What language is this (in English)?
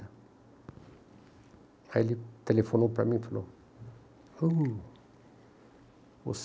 Portuguese